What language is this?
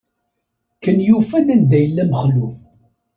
Kabyle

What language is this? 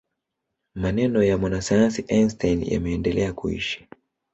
Swahili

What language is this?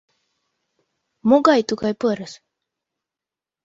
Mari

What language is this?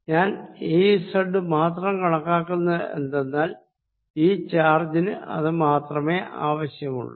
Malayalam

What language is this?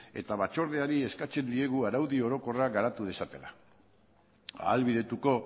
Basque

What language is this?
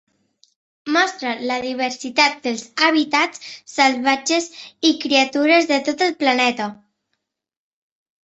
Catalan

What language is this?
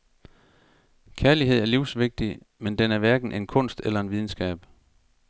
Danish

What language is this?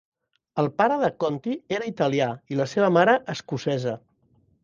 Catalan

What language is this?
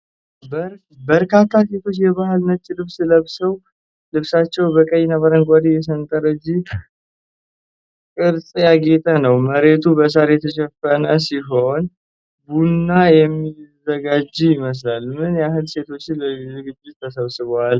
Amharic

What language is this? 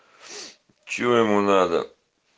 Russian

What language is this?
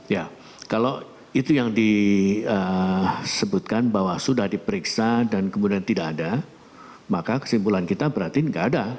Indonesian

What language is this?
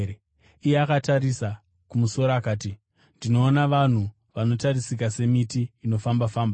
Shona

